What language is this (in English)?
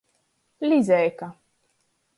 Latgalian